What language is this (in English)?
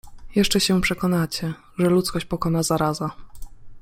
Polish